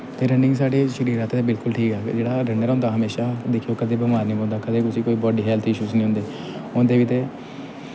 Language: Dogri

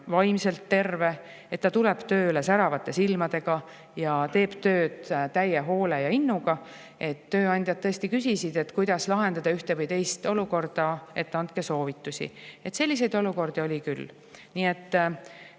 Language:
Estonian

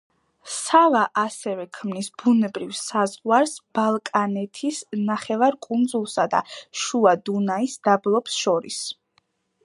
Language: Georgian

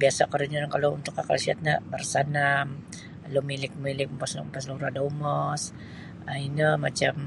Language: Sabah Bisaya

